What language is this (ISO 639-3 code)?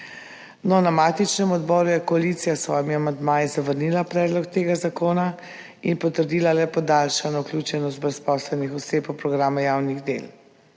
slv